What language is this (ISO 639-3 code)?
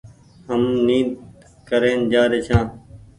gig